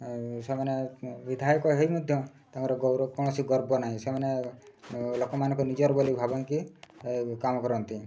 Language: Odia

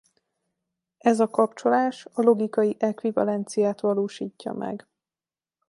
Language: Hungarian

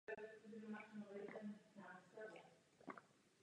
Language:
Czech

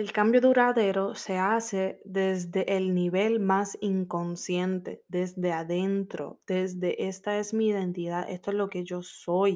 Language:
Spanish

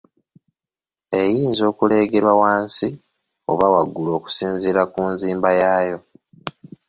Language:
Ganda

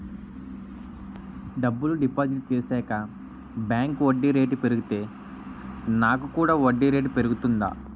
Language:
Telugu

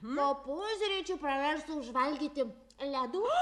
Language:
Lithuanian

